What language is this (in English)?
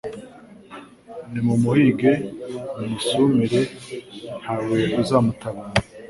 Kinyarwanda